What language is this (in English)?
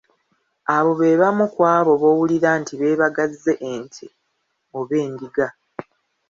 Ganda